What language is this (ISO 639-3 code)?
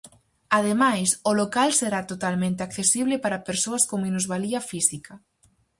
glg